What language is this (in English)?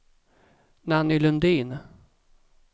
Swedish